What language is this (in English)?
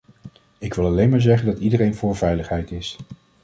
Dutch